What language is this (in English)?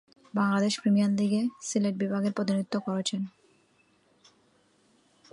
Bangla